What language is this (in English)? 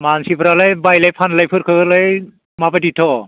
Bodo